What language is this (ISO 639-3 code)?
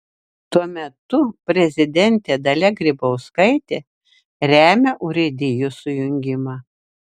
lit